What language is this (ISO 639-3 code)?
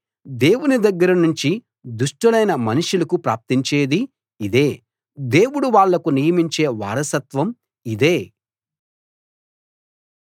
tel